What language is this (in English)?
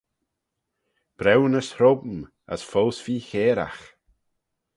Manx